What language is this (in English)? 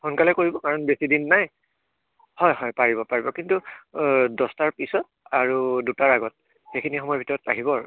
Assamese